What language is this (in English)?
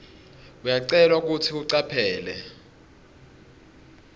Swati